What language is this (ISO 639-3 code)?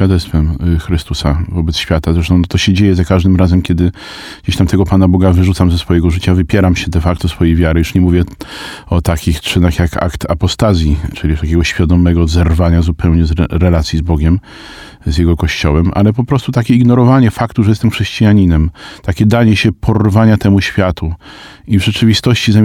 pol